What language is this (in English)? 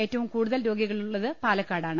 Malayalam